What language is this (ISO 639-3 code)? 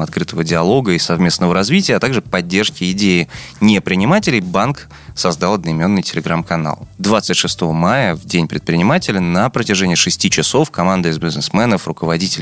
rus